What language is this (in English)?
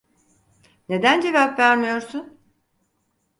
Turkish